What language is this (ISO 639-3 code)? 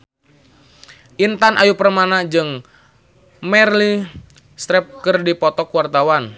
sun